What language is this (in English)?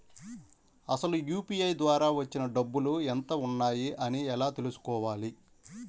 Telugu